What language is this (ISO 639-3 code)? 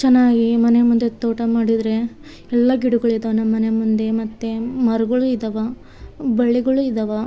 kan